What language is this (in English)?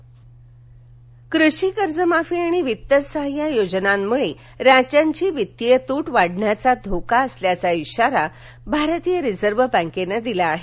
Marathi